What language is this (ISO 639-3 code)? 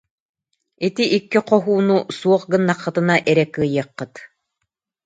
sah